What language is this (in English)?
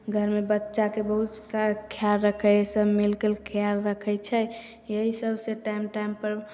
Maithili